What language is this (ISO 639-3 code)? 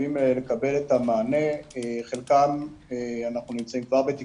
heb